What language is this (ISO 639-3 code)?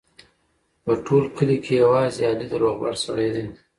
pus